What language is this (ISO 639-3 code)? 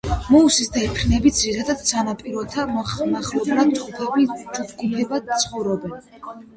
kat